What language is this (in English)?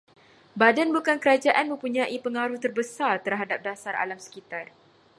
Malay